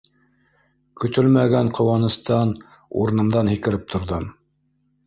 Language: Bashkir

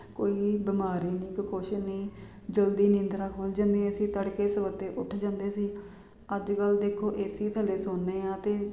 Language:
Punjabi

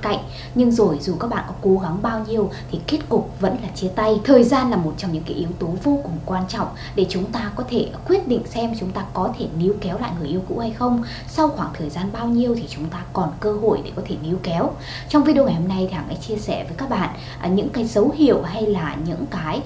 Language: Vietnamese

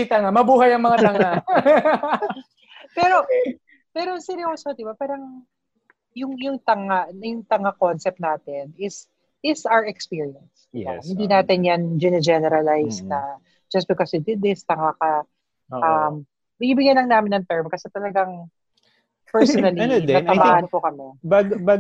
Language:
Filipino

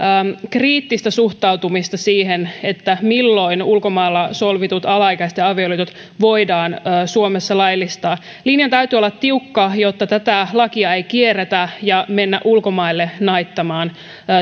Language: Finnish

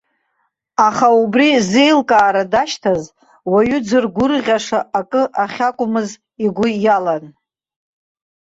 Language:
Abkhazian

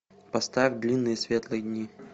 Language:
Russian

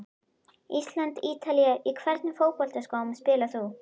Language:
Icelandic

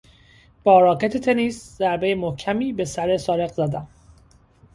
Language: Persian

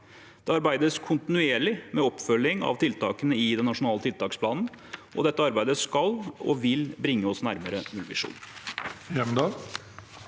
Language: Norwegian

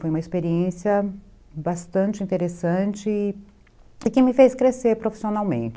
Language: Portuguese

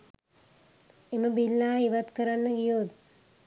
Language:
Sinhala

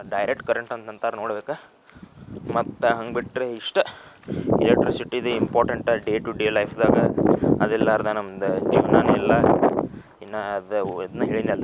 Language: Kannada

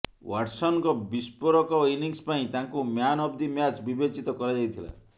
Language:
Odia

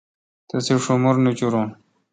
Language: Kalkoti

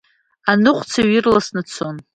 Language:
Abkhazian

